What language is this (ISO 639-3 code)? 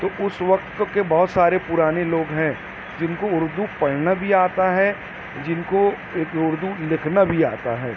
urd